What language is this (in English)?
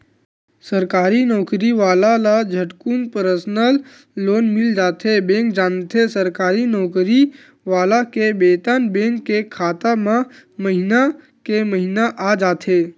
Chhattisgarhi